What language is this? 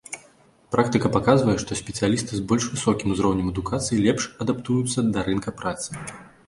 Belarusian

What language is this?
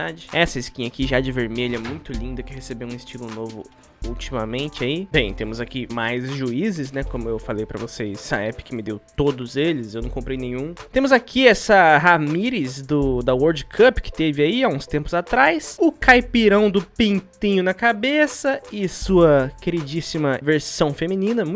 Portuguese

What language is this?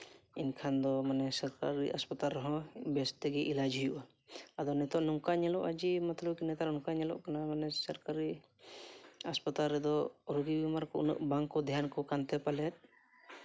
Santali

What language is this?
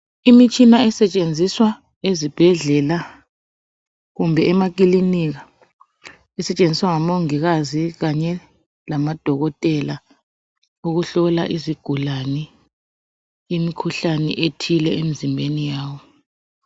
North Ndebele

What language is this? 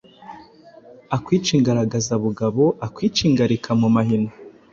Kinyarwanda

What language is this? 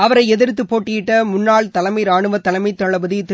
Tamil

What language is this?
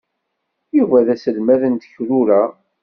Kabyle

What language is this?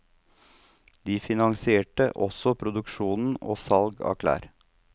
Norwegian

